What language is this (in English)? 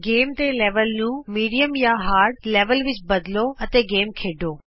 Punjabi